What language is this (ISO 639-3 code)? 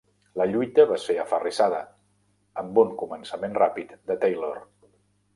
cat